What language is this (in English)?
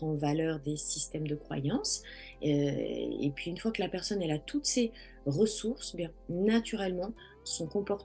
French